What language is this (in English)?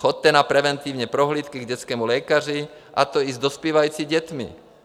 Czech